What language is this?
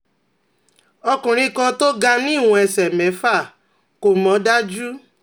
Yoruba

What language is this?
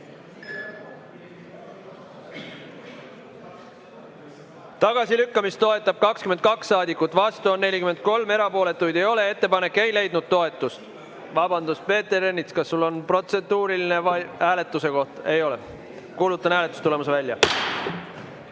Estonian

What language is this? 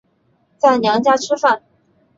Chinese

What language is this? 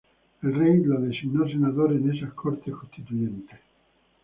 Spanish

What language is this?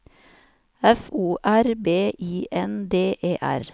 Norwegian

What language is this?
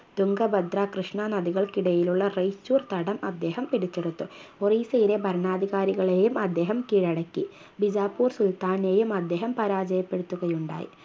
Malayalam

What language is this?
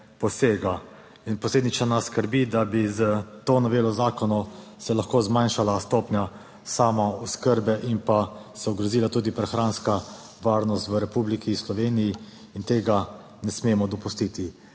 Slovenian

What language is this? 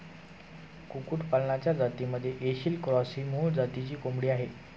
Marathi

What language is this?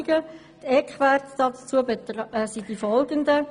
Swiss German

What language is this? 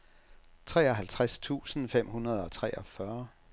Danish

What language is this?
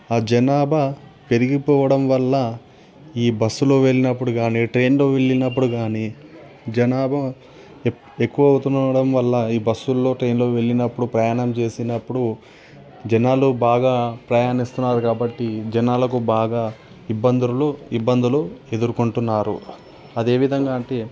Telugu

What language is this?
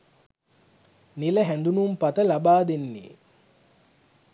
Sinhala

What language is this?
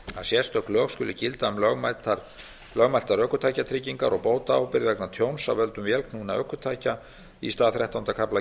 Icelandic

